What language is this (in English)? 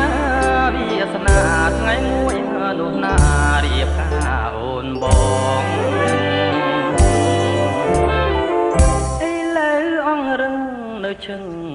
Thai